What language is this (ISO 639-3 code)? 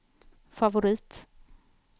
swe